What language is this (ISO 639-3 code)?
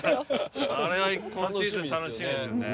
jpn